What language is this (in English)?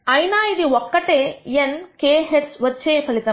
Telugu